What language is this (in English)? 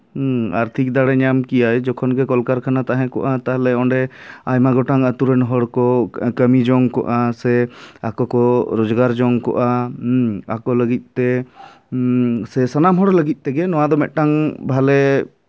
Santali